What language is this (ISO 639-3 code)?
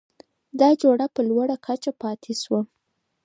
pus